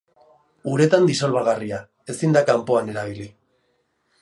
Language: Basque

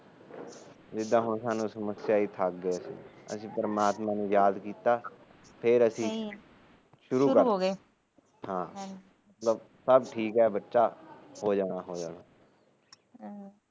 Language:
Punjabi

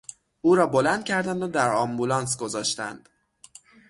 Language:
Persian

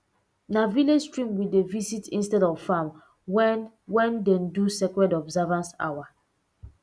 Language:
Nigerian Pidgin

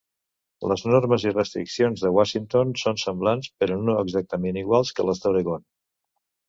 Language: Catalan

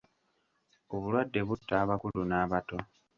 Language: Ganda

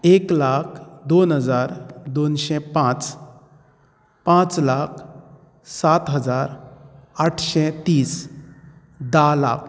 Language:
Konkani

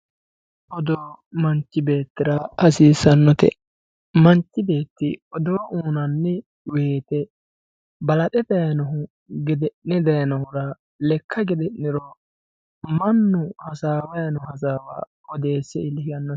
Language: Sidamo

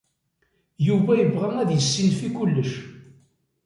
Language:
Kabyle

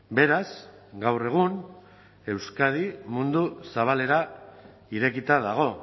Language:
Basque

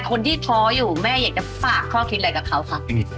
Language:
Thai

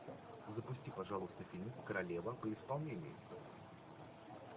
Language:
Russian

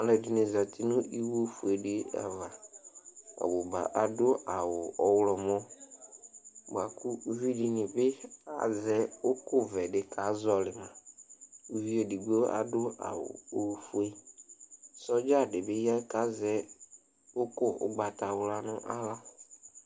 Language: Ikposo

